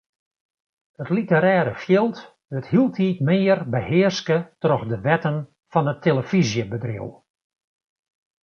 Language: Western Frisian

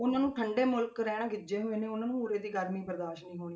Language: Punjabi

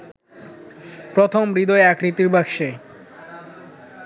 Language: Bangla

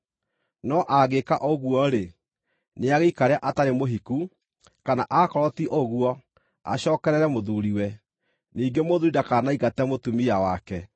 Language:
Kikuyu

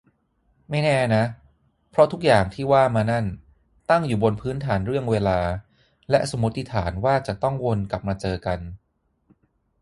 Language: Thai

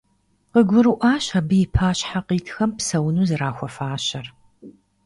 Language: Kabardian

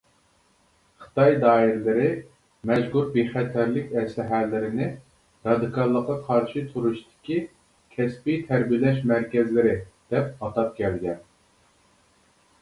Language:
Uyghur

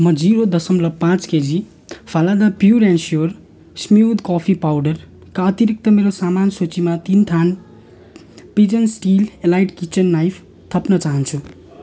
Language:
Nepali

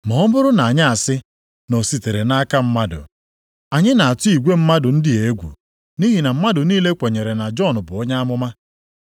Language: Igbo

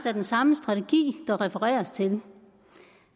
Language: Danish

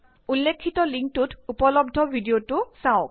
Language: Assamese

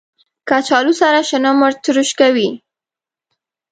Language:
Pashto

